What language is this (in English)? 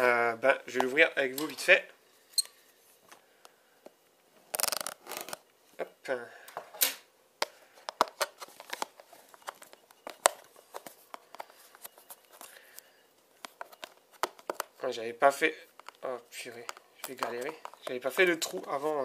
French